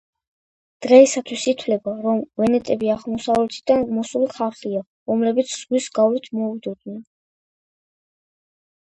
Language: Georgian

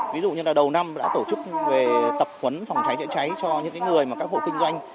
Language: Vietnamese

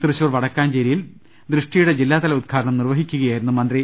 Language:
Malayalam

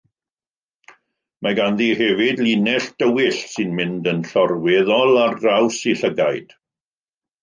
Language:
Welsh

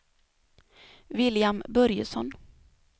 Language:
Swedish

